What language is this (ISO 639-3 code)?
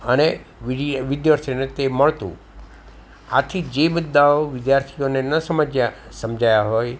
guj